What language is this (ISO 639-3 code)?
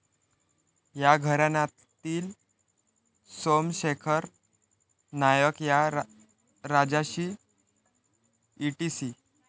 mar